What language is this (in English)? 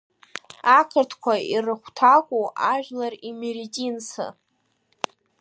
Abkhazian